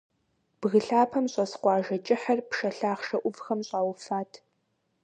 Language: Kabardian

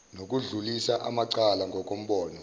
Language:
Zulu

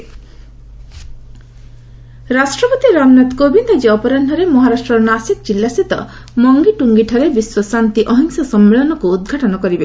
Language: Odia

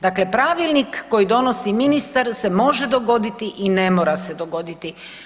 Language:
Croatian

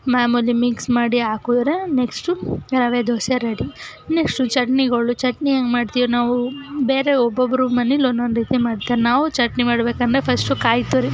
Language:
Kannada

